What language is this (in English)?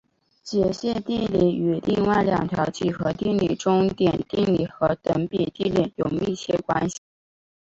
Chinese